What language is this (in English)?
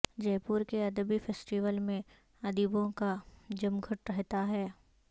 Urdu